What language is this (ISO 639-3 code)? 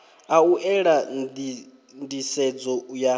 ven